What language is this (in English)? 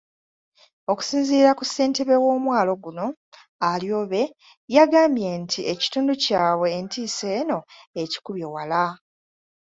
Ganda